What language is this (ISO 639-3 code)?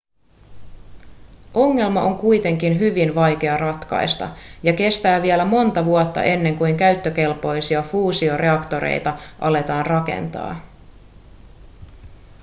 fin